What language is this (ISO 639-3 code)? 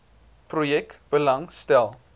afr